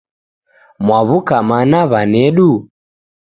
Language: Taita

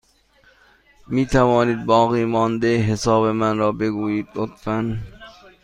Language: Persian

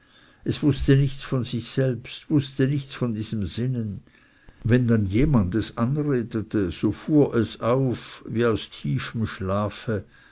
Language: German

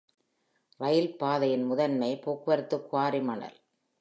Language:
Tamil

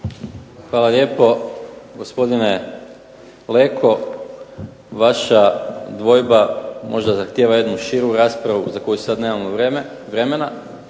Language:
Croatian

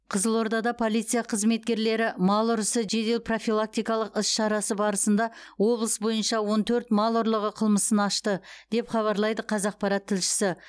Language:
Kazakh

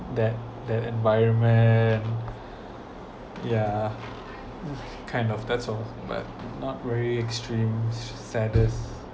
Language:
English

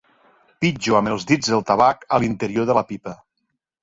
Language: Catalan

